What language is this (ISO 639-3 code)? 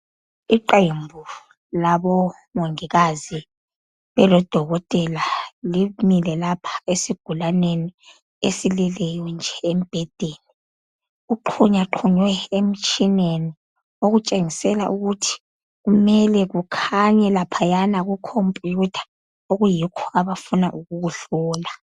nde